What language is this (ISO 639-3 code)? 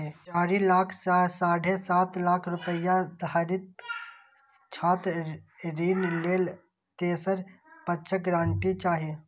mai